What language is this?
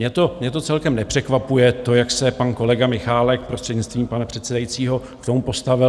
Czech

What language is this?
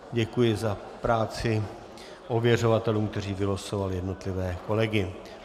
Czech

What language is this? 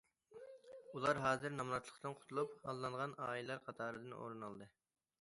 Uyghur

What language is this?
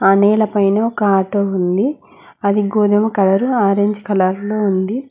Telugu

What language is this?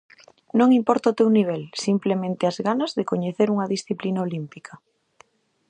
Galician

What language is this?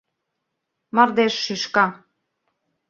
Mari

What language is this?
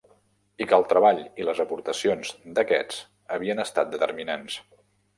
Catalan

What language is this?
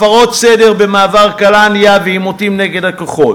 Hebrew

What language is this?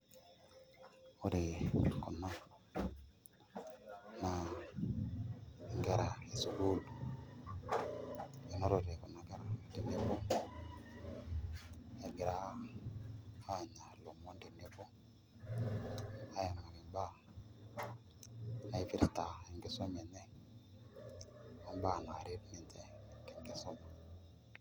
Masai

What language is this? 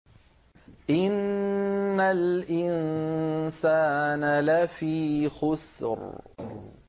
Arabic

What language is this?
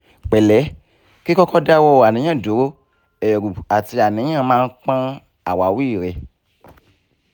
Yoruba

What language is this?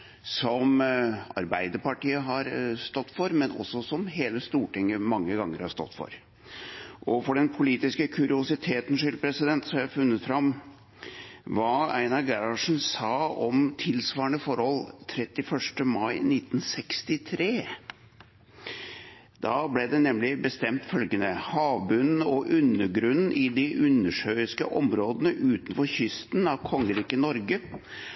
Norwegian Bokmål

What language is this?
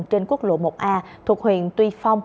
Vietnamese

